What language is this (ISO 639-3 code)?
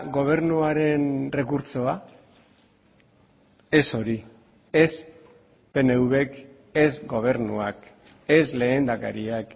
eus